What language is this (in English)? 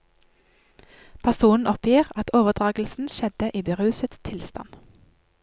Norwegian